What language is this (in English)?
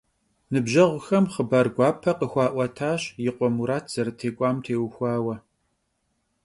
Kabardian